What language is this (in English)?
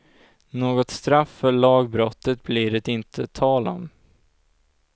Swedish